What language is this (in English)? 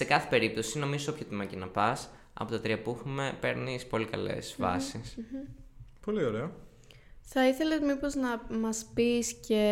Greek